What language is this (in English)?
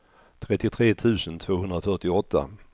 Swedish